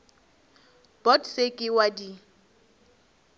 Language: Northern Sotho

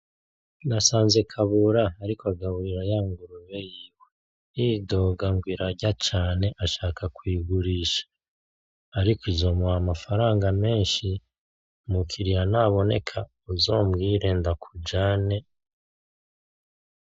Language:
Rundi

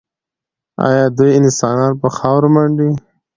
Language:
Pashto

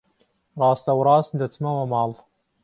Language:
Central Kurdish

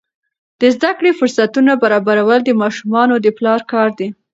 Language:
Pashto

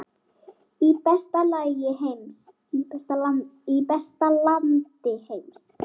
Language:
Icelandic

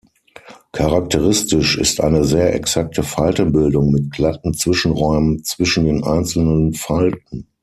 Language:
German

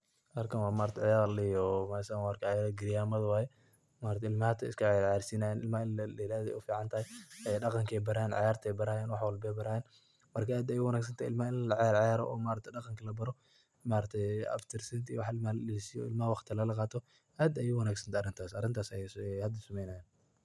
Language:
Somali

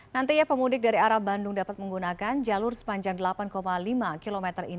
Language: Indonesian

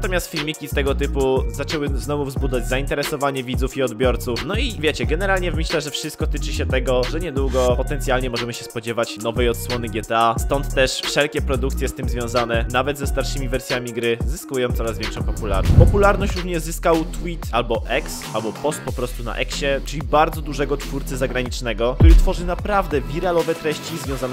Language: Polish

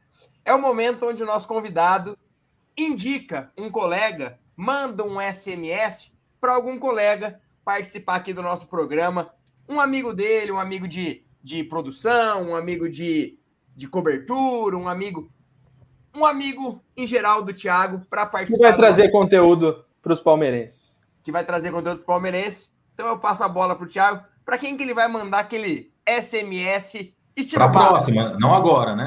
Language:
Portuguese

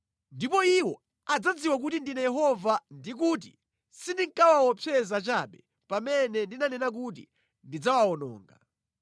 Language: Nyanja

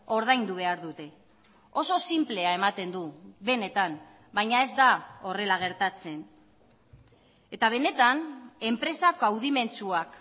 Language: Basque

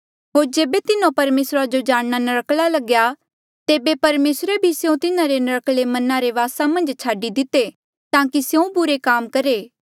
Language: Mandeali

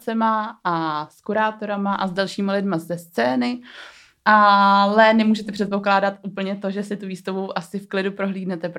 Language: Czech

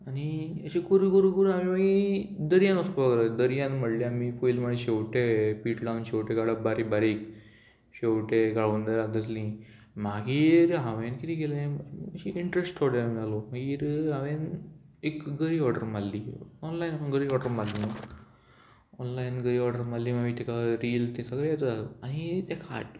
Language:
Konkani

